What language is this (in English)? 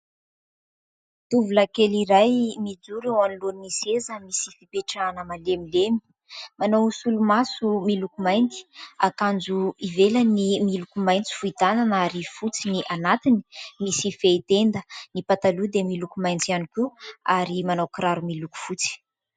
Malagasy